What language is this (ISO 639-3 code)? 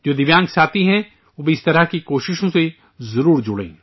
urd